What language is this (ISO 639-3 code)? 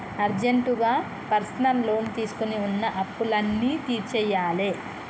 tel